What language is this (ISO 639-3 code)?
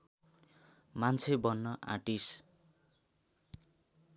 nep